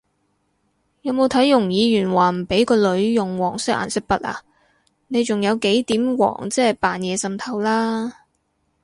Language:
Cantonese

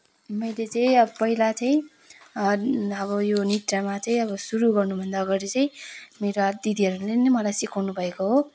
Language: Nepali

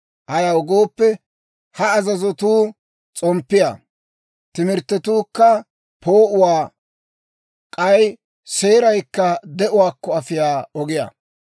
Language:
Dawro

